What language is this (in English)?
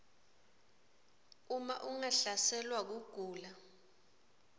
Swati